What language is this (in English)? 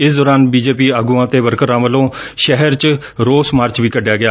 Punjabi